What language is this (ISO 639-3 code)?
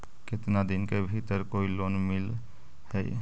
mag